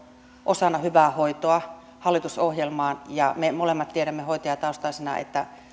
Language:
Finnish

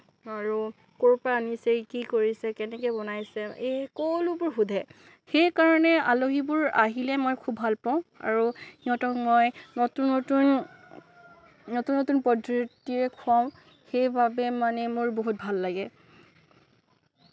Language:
Assamese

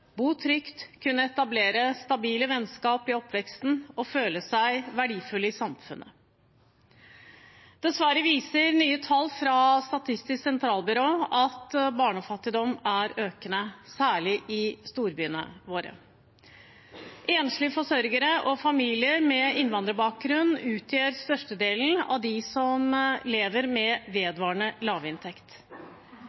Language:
Norwegian Bokmål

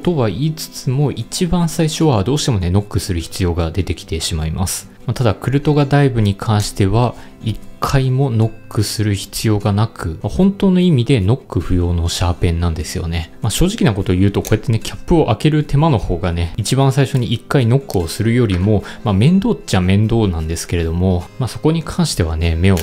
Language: Japanese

